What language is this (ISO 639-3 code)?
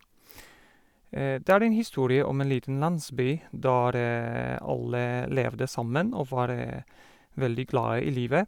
nor